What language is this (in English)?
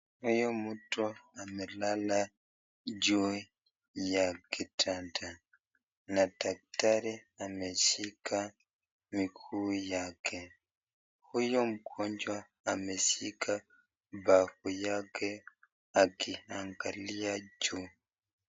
Swahili